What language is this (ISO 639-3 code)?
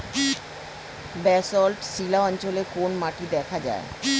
ben